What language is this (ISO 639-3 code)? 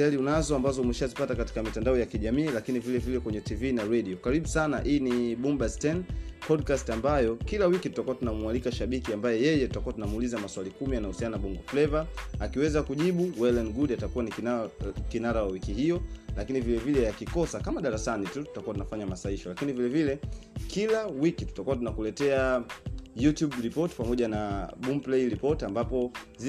swa